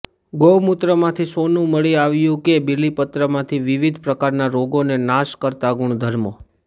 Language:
Gujarati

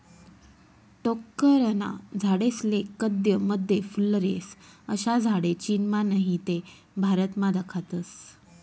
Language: Marathi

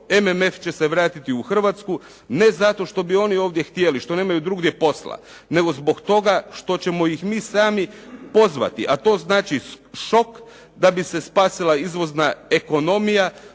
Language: Croatian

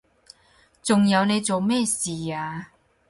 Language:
Cantonese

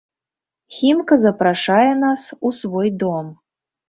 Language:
Belarusian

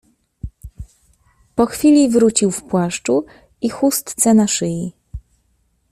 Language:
Polish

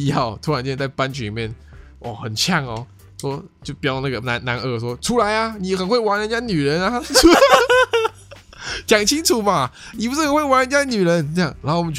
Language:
Chinese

